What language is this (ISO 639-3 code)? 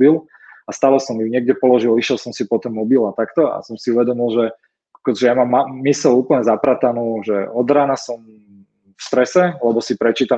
slk